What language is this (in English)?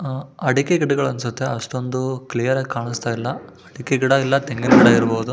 Kannada